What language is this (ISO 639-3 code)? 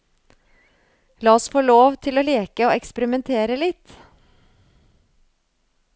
nor